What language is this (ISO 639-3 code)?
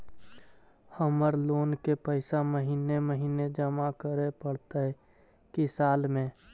mag